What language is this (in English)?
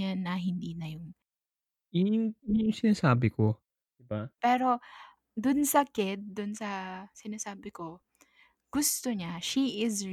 Filipino